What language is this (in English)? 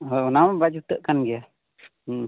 Santali